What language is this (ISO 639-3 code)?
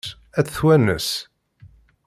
kab